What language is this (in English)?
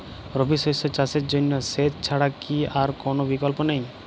Bangla